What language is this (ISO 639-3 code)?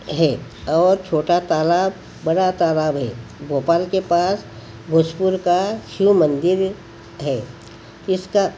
hin